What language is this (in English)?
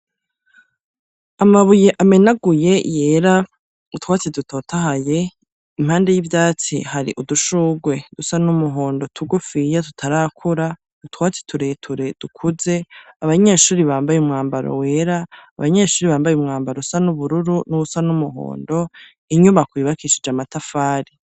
Rundi